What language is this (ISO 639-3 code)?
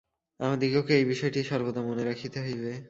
ben